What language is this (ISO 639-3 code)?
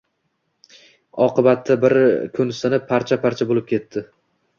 uzb